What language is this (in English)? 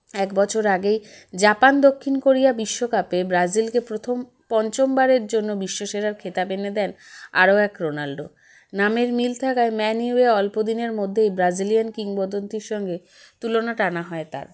Bangla